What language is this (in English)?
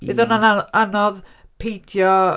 Welsh